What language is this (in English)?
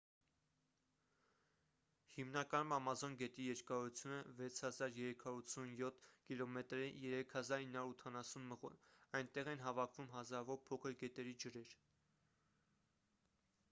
Armenian